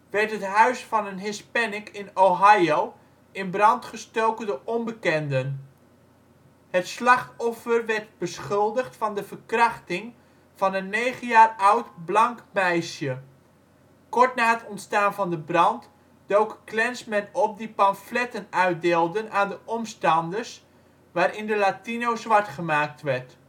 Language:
Dutch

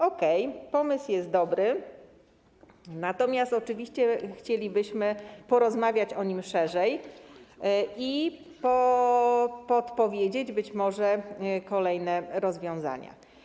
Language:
Polish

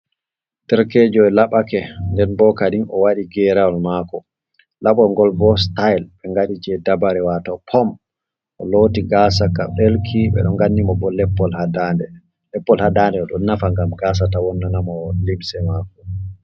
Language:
Fula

